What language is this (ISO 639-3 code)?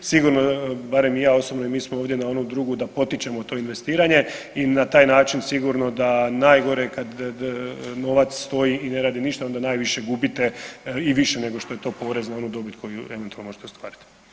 hrv